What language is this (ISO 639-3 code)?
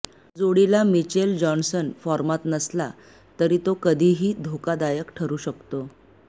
mar